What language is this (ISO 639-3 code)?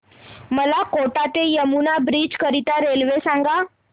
mar